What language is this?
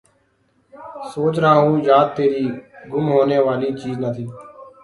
Urdu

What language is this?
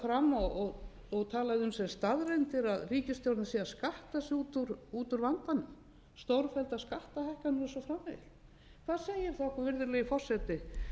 Icelandic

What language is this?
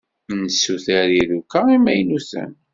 Kabyle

